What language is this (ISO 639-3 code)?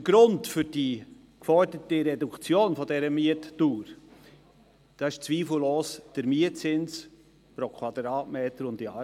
gsw